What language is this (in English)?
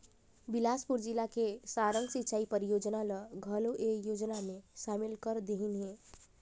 Chhattisgarhi